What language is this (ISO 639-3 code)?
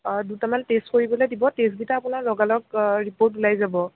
asm